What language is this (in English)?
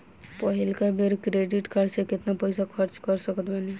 Bhojpuri